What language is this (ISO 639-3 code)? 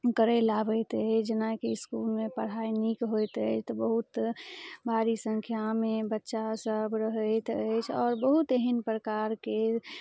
mai